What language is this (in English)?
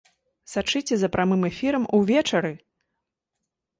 Belarusian